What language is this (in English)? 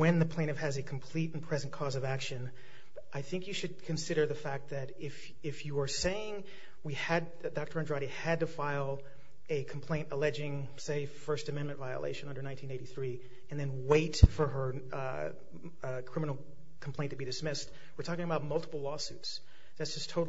English